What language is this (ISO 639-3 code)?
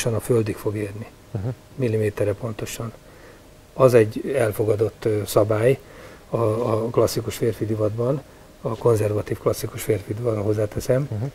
hun